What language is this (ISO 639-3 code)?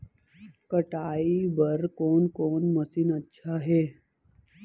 hne